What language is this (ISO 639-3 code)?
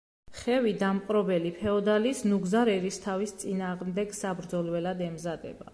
kat